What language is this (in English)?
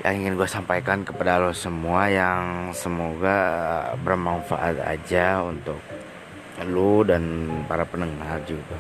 Indonesian